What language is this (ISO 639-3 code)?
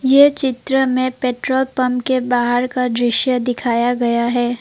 hin